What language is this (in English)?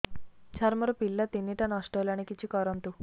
Odia